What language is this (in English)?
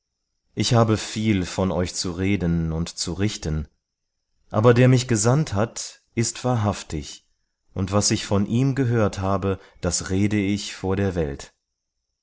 German